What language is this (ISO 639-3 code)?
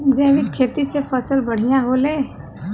bho